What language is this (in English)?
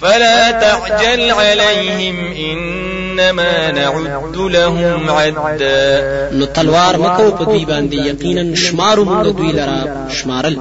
Arabic